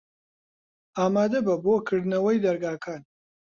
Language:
Central Kurdish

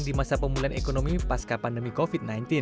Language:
Indonesian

